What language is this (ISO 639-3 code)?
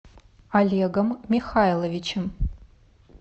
rus